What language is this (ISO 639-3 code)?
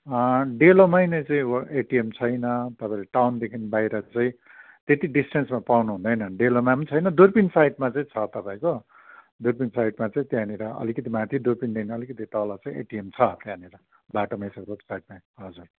nep